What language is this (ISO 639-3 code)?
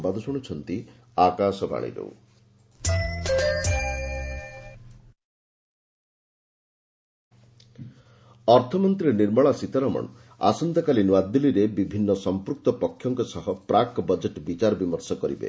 ori